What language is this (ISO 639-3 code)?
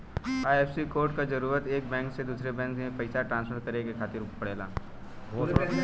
bho